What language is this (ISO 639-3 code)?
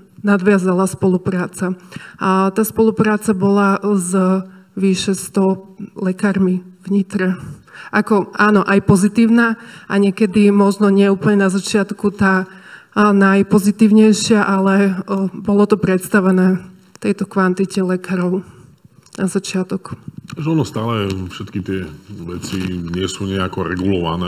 slk